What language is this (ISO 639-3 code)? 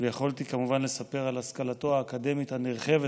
heb